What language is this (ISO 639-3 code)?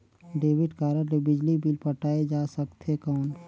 hne